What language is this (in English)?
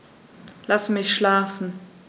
German